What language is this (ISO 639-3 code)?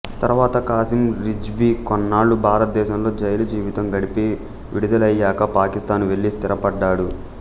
tel